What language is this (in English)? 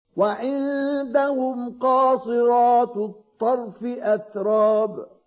Arabic